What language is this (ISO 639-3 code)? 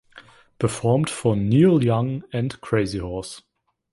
deu